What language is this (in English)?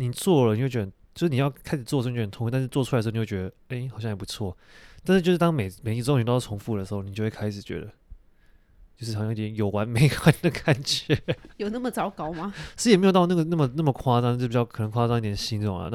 Chinese